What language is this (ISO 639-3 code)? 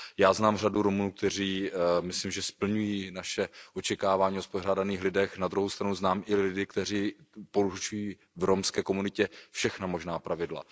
ces